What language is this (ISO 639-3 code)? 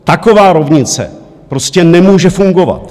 ces